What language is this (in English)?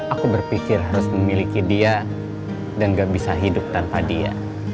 Indonesian